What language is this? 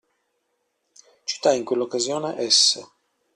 Italian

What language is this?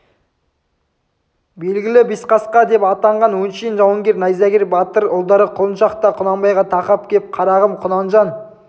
Kazakh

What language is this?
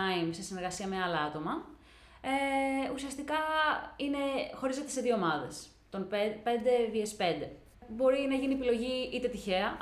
Greek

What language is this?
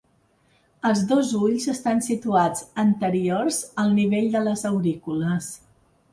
Catalan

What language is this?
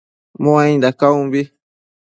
Matsés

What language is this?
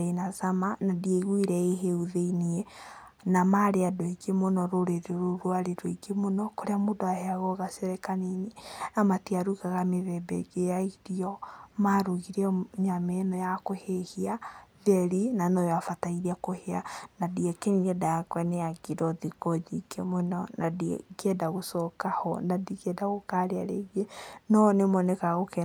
Kikuyu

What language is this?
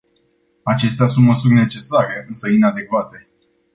Romanian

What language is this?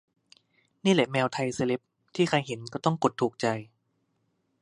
Thai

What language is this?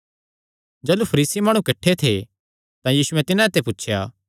Kangri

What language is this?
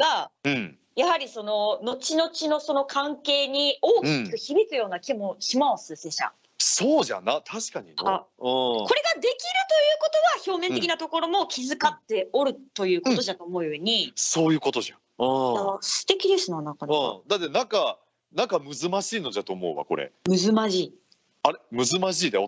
Japanese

